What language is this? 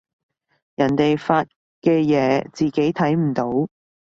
Cantonese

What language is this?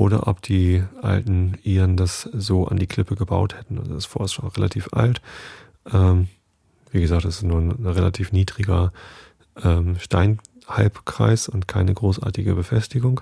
German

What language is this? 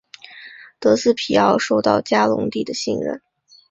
Chinese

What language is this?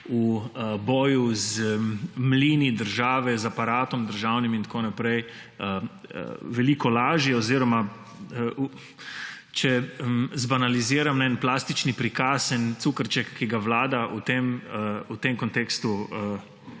Slovenian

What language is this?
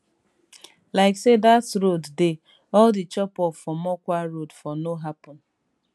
Nigerian Pidgin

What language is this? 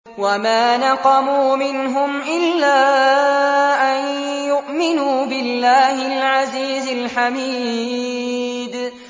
Arabic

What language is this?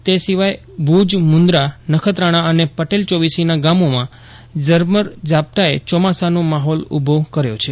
Gujarati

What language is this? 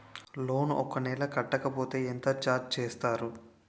Telugu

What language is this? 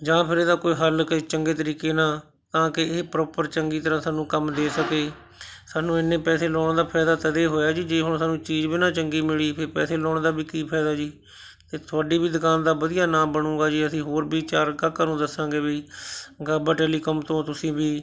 Punjabi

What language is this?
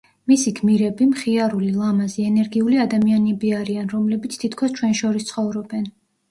Georgian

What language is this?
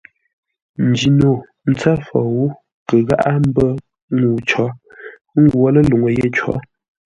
Ngombale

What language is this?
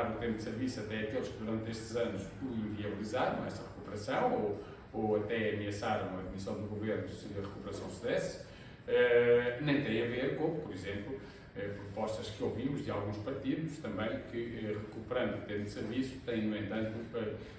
Portuguese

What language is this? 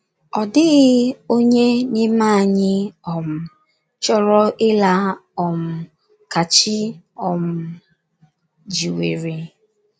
Igbo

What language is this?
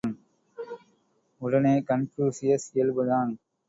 Tamil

